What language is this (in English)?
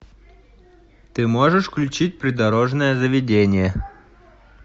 Russian